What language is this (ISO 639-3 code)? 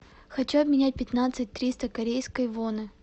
rus